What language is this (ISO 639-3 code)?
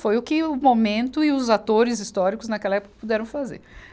por